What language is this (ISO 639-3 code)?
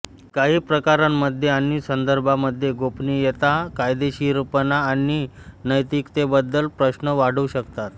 mar